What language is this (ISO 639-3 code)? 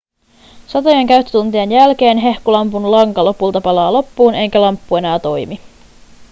fin